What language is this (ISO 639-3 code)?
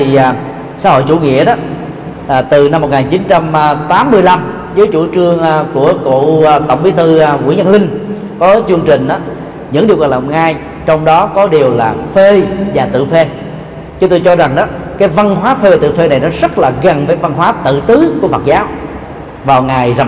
vie